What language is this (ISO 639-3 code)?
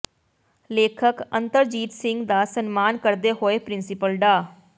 pan